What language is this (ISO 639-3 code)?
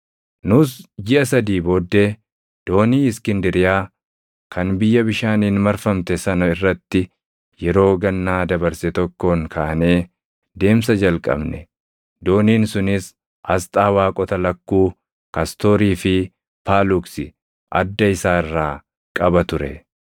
orm